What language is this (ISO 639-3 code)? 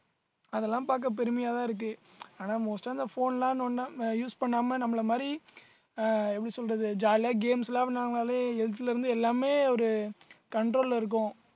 tam